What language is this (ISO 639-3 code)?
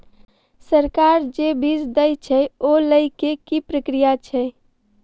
mai